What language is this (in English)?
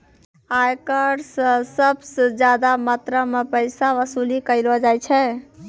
Maithili